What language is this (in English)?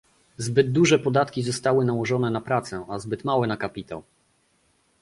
Polish